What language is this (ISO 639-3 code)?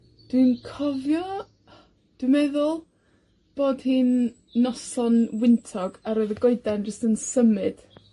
cym